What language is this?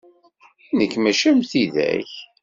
Kabyle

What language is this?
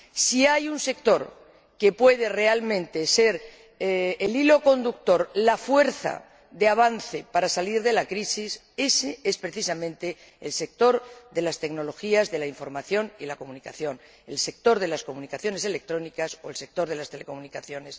Spanish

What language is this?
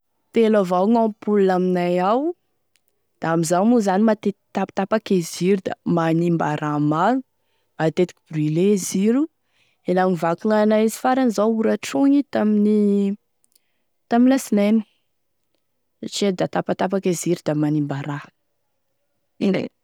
Tesaka Malagasy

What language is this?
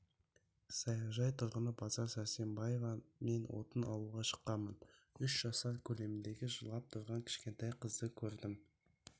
Kazakh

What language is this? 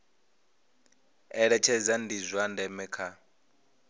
Venda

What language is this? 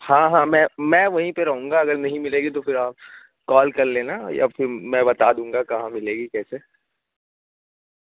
Urdu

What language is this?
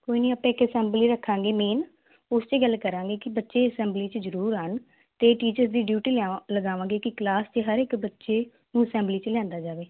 Punjabi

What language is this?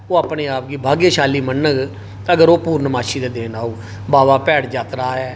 Dogri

